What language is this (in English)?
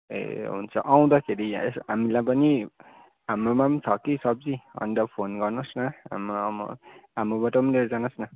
Nepali